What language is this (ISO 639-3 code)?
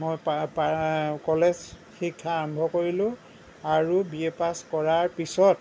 asm